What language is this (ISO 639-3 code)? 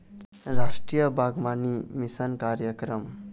hne